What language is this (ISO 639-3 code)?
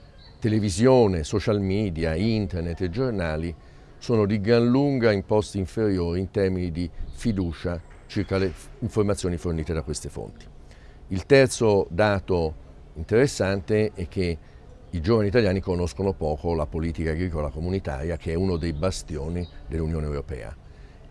ita